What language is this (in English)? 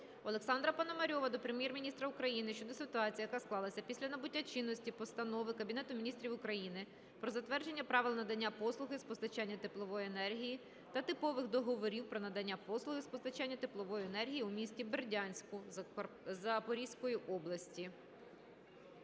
Ukrainian